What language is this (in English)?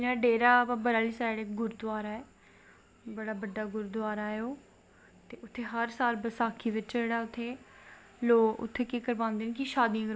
Dogri